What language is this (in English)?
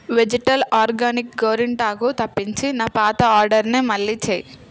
Telugu